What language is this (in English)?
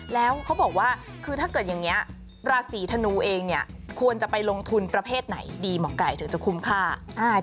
Thai